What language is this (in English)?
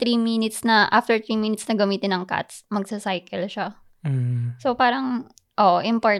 Filipino